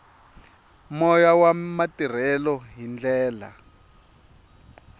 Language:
Tsonga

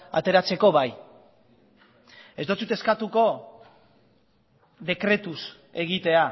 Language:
Basque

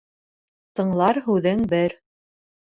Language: Bashkir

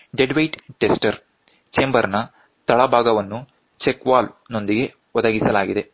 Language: Kannada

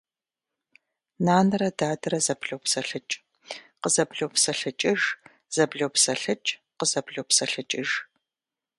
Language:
Kabardian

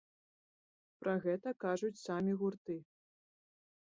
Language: Belarusian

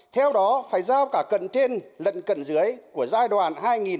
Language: Vietnamese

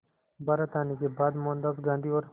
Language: Hindi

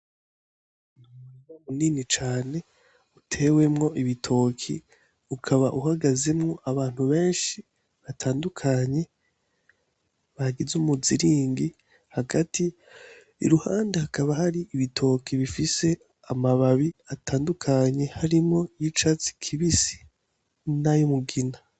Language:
Rundi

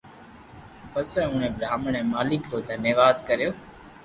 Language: Loarki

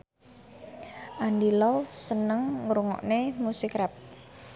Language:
Javanese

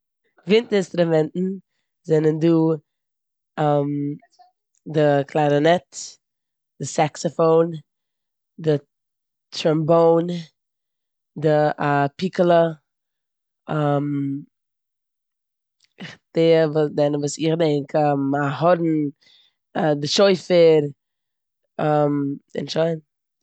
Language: Yiddish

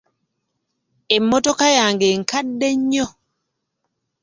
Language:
Ganda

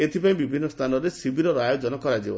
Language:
Odia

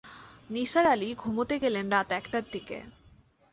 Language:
Bangla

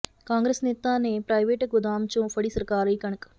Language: Punjabi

